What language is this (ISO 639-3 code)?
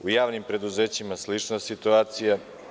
srp